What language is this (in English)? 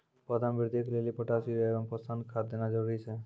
Maithili